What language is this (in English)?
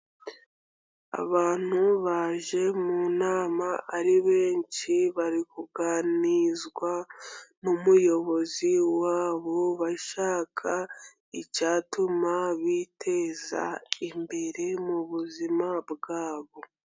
Kinyarwanda